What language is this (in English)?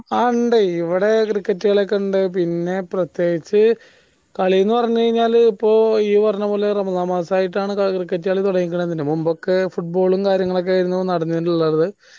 Malayalam